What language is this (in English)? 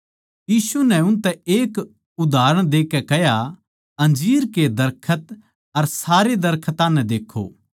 Haryanvi